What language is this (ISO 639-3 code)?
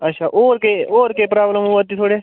doi